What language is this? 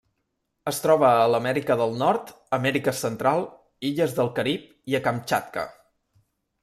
Catalan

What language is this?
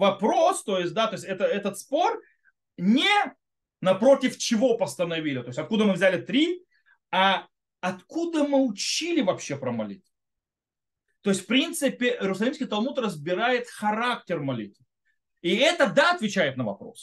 Russian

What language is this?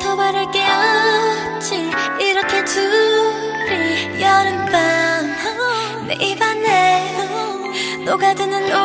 Korean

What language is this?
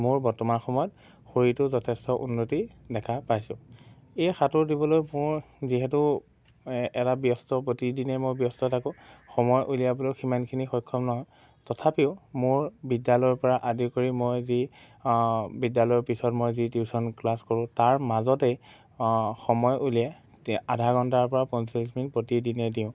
Assamese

